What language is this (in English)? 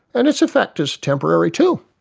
English